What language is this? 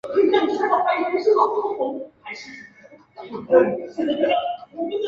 Chinese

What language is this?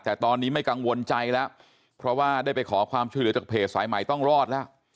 Thai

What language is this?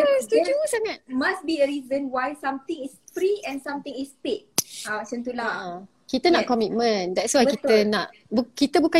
Malay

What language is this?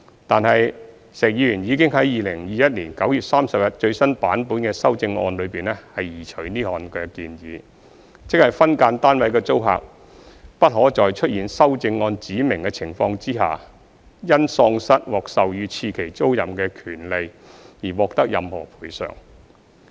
Cantonese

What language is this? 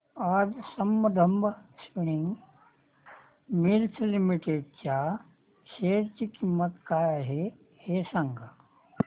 Marathi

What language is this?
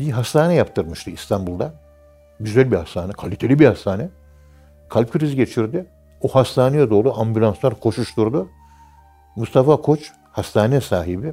Turkish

